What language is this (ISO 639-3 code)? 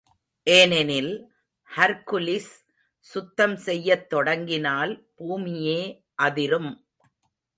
tam